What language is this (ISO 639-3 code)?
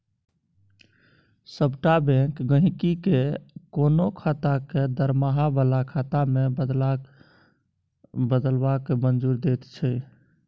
mai